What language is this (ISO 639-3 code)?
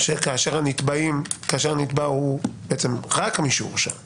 heb